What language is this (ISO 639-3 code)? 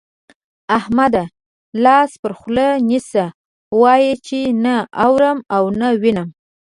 pus